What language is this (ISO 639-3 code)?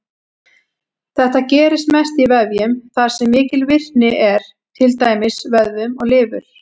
isl